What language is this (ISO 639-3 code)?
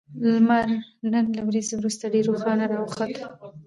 pus